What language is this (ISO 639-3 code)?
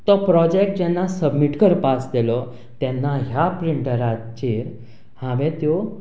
kok